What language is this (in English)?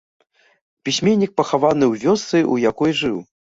Belarusian